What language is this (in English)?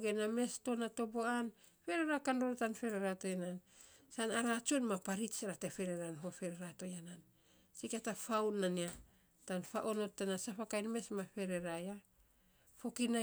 Saposa